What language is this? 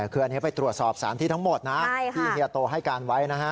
Thai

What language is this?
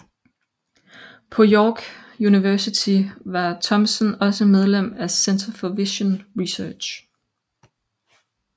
Danish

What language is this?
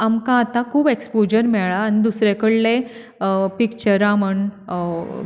Konkani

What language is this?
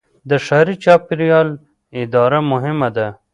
Pashto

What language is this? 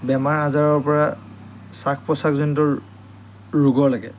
Assamese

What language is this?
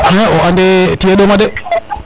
Serer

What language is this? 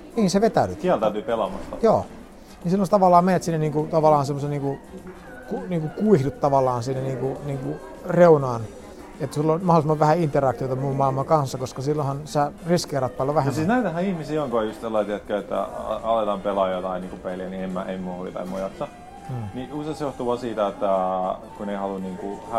Finnish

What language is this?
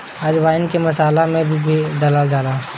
Bhojpuri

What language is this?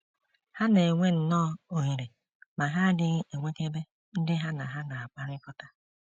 Igbo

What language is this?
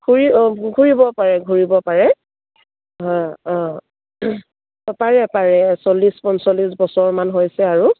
Assamese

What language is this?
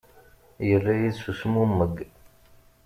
Kabyle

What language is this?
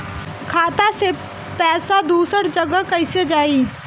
Bhojpuri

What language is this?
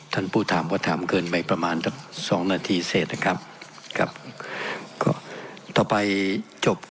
Thai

